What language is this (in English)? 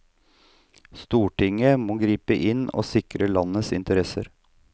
Norwegian